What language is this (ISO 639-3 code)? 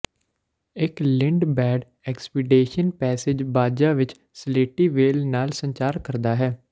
pan